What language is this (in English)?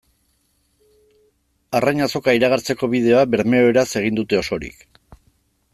Basque